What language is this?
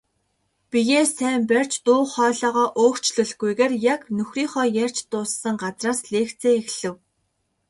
Mongolian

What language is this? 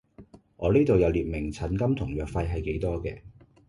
Cantonese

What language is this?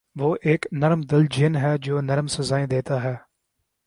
Urdu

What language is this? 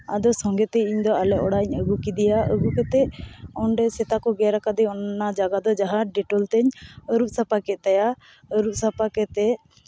Santali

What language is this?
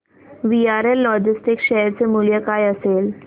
Marathi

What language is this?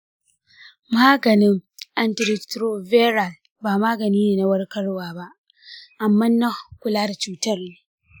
Hausa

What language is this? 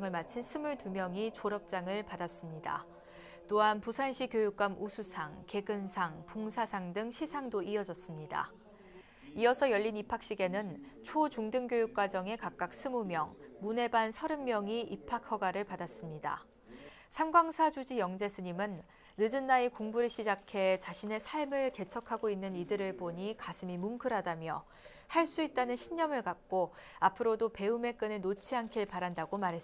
Korean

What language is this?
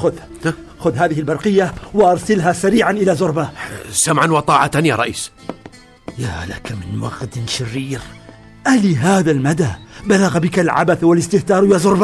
Arabic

